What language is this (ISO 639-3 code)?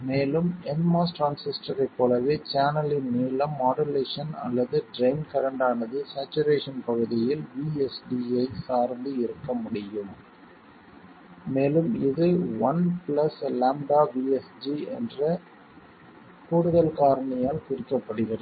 tam